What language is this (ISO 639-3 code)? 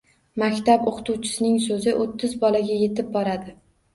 uzb